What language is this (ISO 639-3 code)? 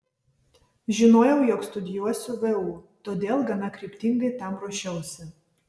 lit